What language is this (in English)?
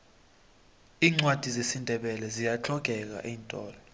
South Ndebele